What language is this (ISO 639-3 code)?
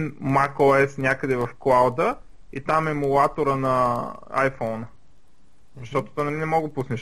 bul